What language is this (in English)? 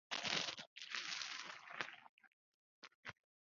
Chinese